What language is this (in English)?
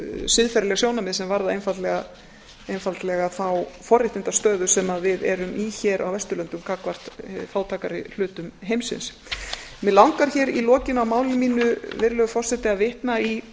Icelandic